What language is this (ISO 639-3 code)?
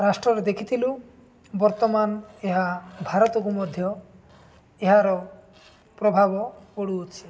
ori